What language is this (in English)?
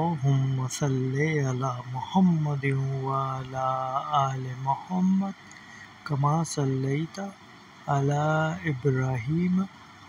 Arabic